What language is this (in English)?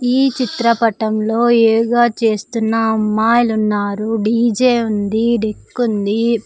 Telugu